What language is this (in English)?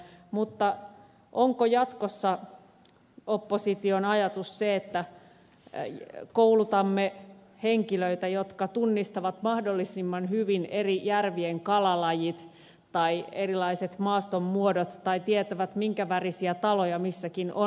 Finnish